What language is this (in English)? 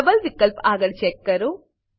Gujarati